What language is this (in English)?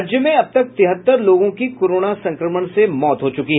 Hindi